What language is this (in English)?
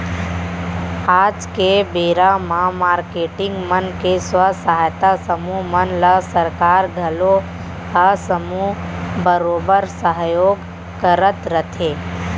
Chhattisgarhi